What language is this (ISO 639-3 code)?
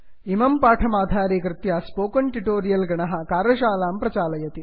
san